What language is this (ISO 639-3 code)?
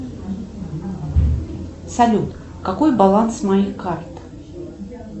rus